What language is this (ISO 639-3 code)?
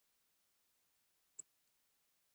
pus